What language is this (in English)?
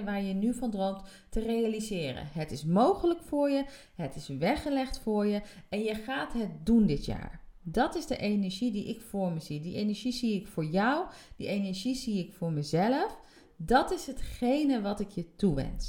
Dutch